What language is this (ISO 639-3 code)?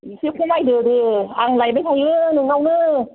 brx